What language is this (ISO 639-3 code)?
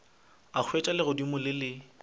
nso